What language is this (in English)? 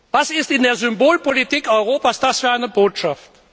German